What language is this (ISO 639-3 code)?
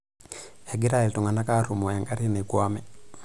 mas